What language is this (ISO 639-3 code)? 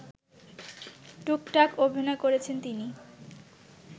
ben